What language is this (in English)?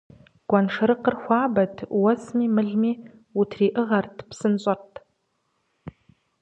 Kabardian